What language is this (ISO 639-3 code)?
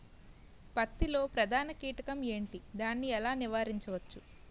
tel